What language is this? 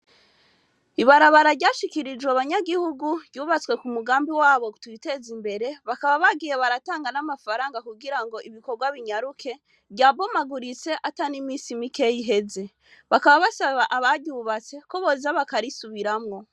Rundi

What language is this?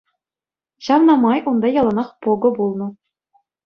Chuvash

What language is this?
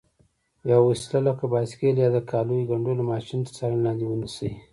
Pashto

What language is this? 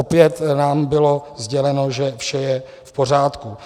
Czech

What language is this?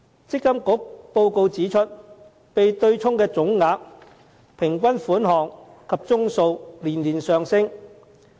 Cantonese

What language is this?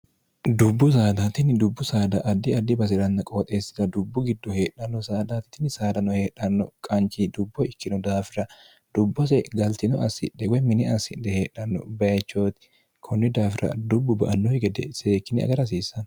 Sidamo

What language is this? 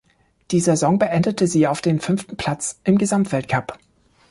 German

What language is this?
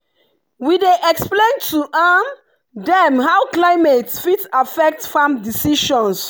Nigerian Pidgin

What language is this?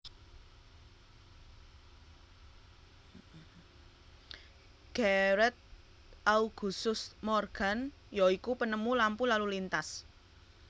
Javanese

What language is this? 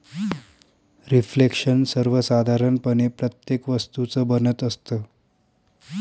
Marathi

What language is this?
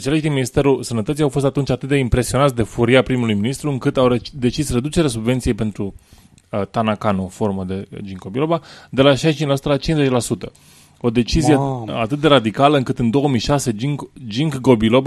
Romanian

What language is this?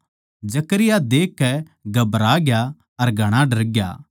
Haryanvi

